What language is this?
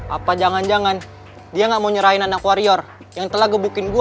Indonesian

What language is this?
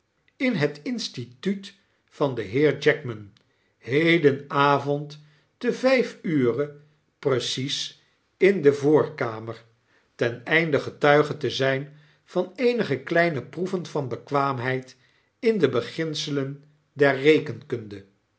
Dutch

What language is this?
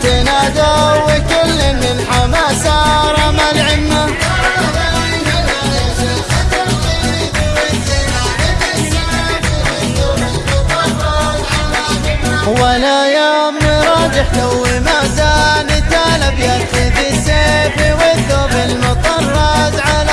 Arabic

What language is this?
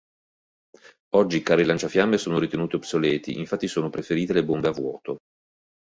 Italian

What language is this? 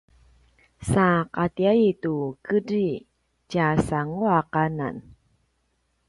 Paiwan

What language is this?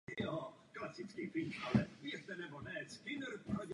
Czech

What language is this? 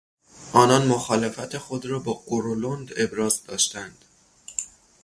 Persian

